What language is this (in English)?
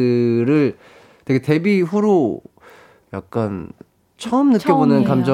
Korean